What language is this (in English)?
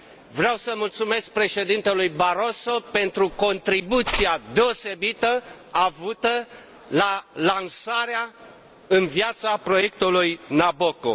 Romanian